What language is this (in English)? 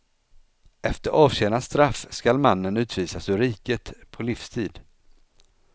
Swedish